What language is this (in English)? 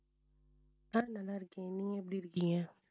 Tamil